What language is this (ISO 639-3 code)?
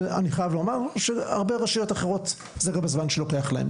heb